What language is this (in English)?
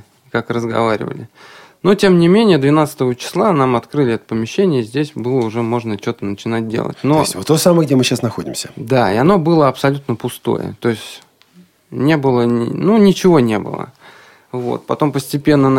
Russian